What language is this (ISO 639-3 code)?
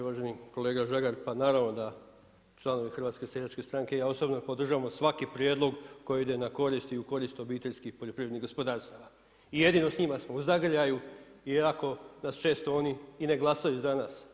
hrv